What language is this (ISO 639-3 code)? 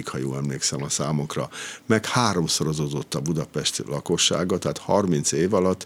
hun